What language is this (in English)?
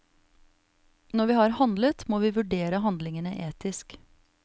Norwegian